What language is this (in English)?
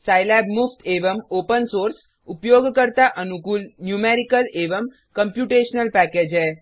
Hindi